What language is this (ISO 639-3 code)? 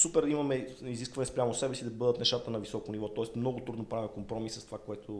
bul